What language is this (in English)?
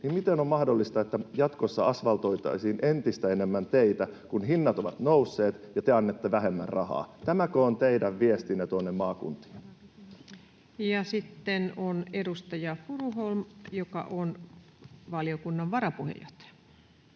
Finnish